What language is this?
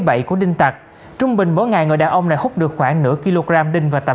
Vietnamese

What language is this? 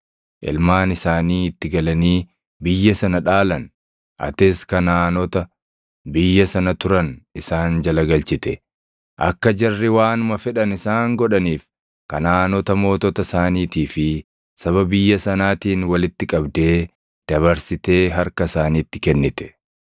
Oromo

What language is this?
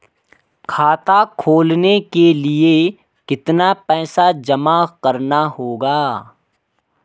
Hindi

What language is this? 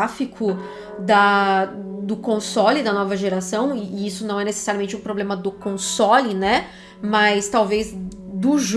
Portuguese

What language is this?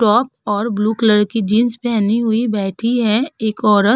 Hindi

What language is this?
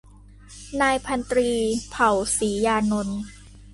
Thai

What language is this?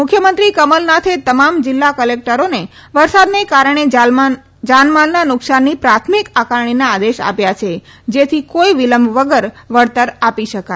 Gujarati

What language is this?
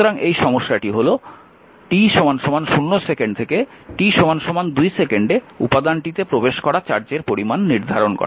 Bangla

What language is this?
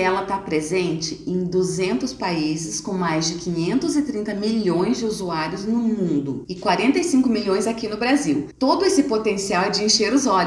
Portuguese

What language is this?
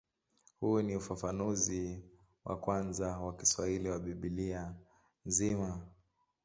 Swahili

